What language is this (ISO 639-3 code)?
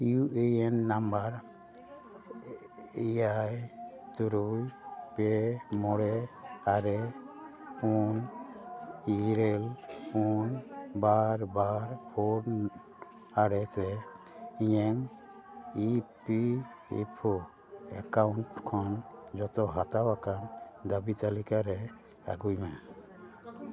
sat